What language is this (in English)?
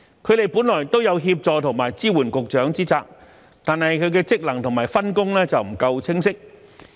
Cantonese